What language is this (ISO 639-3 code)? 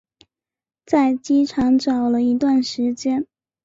zho